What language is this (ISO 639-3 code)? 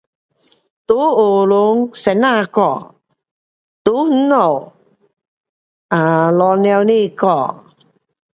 cpx